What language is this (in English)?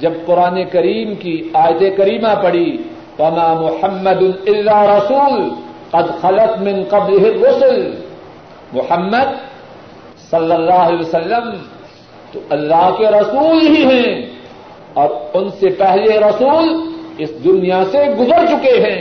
Urdu